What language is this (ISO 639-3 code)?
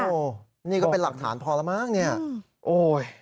tha